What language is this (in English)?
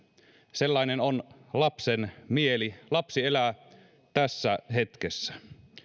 Finnish